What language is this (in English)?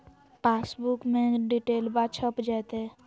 Magahi